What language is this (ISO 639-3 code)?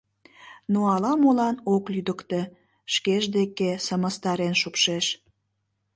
chm